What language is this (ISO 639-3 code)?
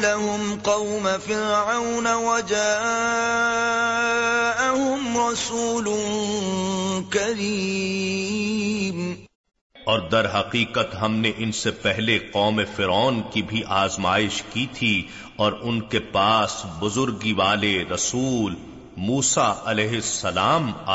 urd